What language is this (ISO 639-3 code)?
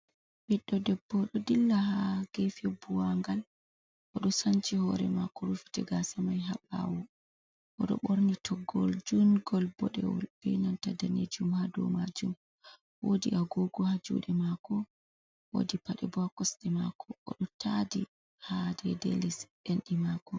ful